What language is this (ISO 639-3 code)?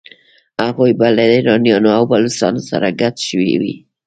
pus